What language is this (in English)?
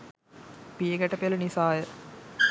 Sinhala